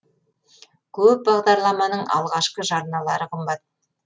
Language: Kazakh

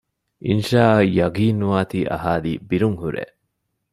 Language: Divehi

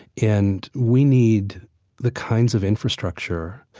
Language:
English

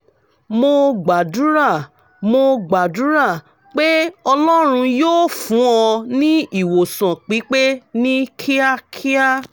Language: Yoruba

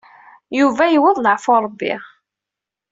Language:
Kabyle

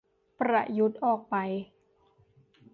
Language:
Thai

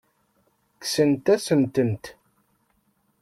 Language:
Kabyle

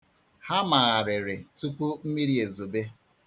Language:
Igbo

